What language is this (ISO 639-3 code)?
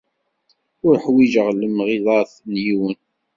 kab